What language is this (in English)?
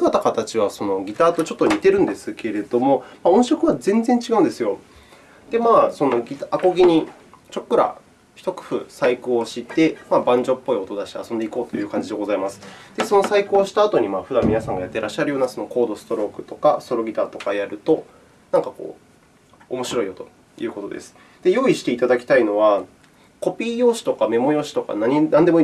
Japanese